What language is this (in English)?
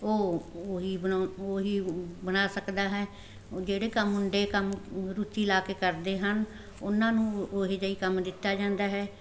Punjabi